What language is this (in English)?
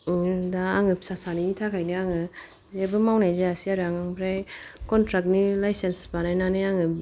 Bodo